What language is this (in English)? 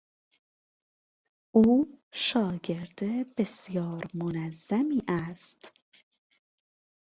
Persian